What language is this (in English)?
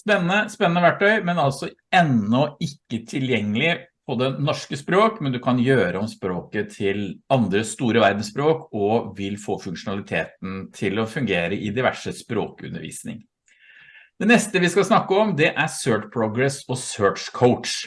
Norwegian